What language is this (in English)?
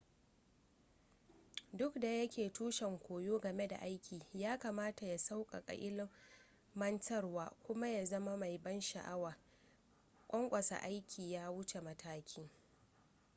Hausa